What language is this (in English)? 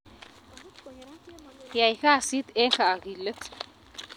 Kalenjin